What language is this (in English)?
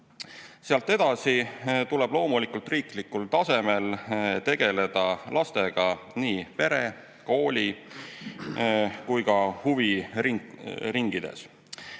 Estonian